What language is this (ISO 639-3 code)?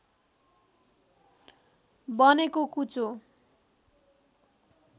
nep